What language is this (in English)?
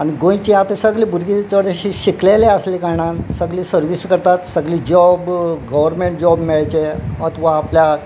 Konkani